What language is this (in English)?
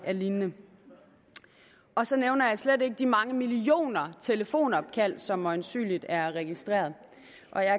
Danish